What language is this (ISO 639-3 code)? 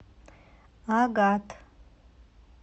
rus